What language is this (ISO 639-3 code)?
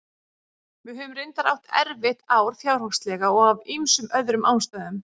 isl